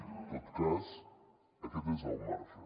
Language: Catalan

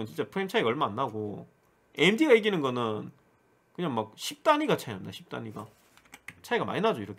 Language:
Korean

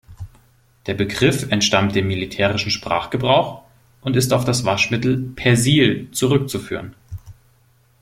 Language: German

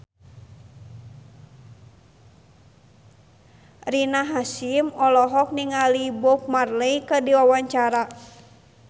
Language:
Sundanese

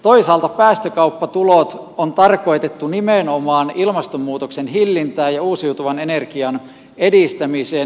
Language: Finnish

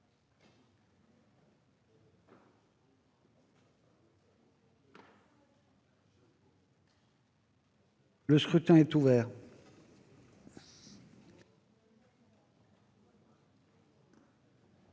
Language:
French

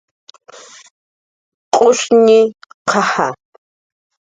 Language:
Jaqaru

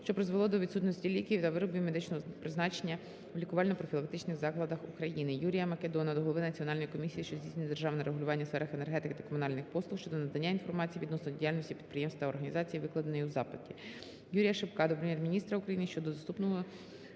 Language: Ukrainian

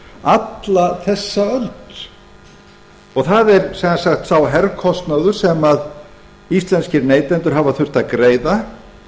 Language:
Icelandic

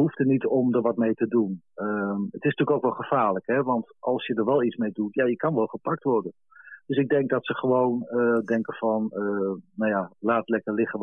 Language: Dutch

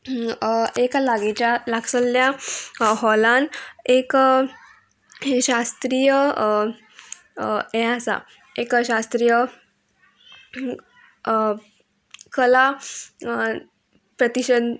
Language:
Konkani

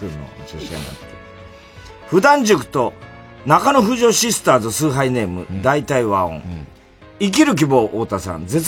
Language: Japanese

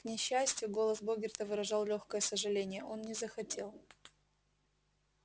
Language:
Russian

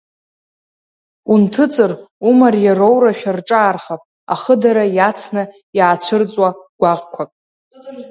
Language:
Abkhazian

